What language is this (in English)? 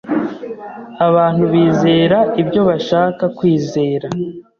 Kinyarwanda